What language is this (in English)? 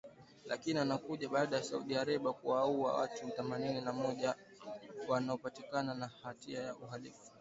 Swahili